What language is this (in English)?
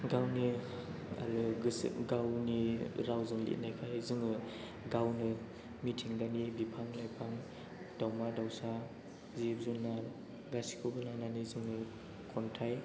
Bodo